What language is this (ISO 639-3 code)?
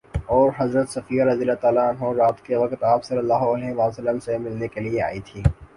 urd